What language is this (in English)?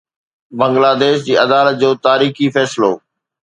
Sindhi